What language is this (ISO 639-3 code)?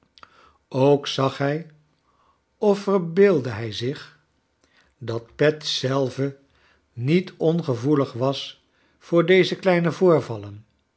nld